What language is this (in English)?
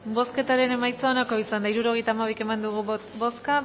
Basque